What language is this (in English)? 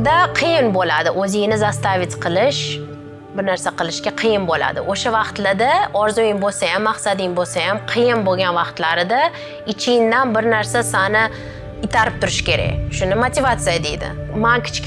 Turkish